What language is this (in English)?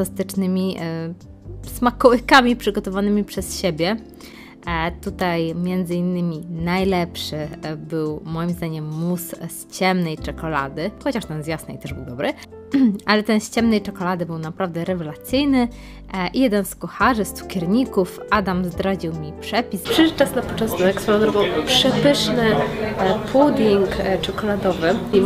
Polish